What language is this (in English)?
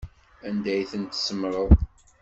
Kabyle